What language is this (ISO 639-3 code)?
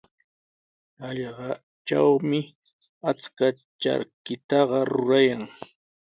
qws